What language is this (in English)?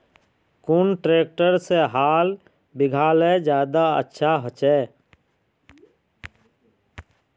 Magahi